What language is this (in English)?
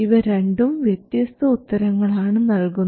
Malayalam